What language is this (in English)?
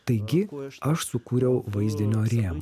Lithuanian